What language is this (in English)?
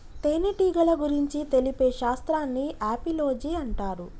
Telugu